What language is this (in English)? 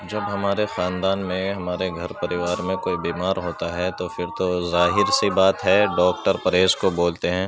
Urdu